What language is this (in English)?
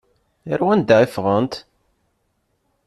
Kabyle